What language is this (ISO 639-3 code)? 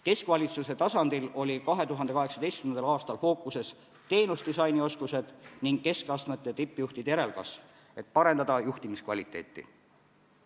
est